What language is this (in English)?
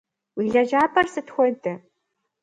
Kabardian